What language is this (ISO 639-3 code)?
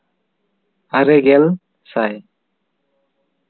sat